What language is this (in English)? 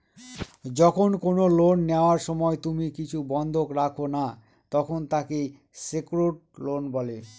Bangla